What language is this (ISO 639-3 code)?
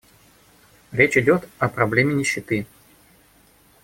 rus